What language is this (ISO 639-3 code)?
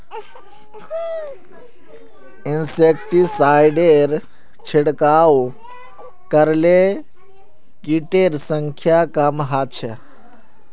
mag